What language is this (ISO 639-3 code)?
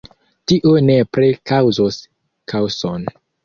epo